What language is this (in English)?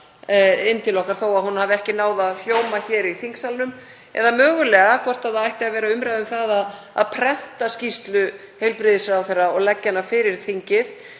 Icelandic